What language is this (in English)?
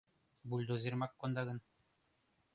Mari